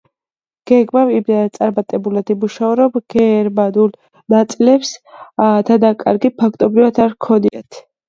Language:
Georgian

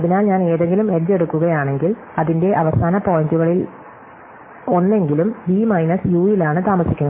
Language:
Malayalam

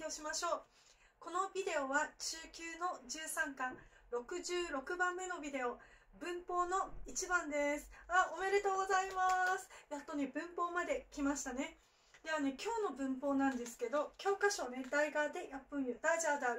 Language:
Japanese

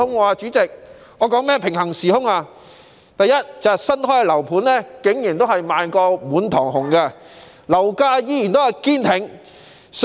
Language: Cantonese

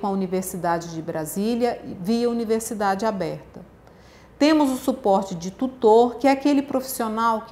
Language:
Portuguese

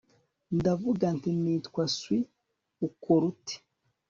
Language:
Kinyarwanda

